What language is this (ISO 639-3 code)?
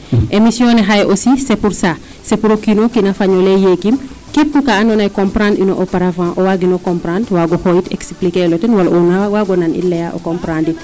srr